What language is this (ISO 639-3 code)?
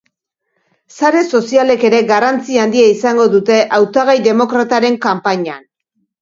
eus